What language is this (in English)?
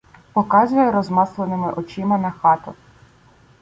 Ukrainian